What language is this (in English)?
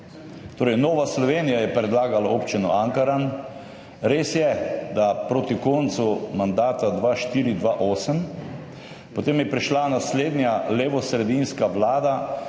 Slovenian